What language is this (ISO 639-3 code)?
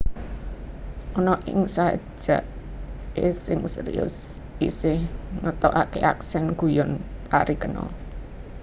jav